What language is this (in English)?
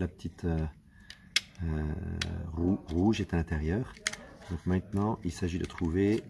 French